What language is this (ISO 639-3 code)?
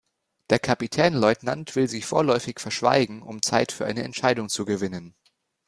deu